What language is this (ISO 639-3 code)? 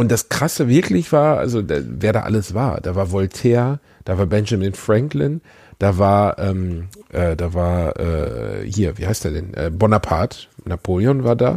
deu